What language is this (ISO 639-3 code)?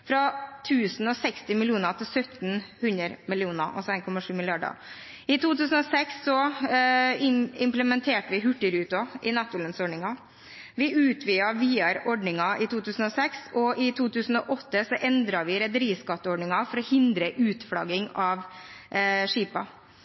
nob